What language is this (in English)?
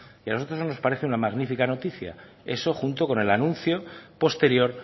Spanish